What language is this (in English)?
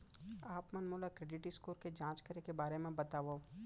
Chhattisgarhi